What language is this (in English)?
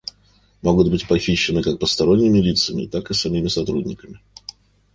Russian